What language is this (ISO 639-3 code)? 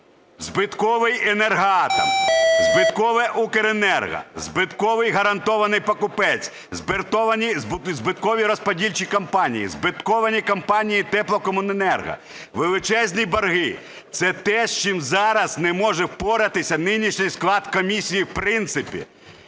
ukr